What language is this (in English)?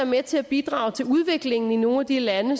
Danish